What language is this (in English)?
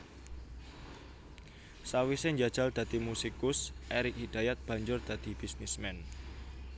Javanese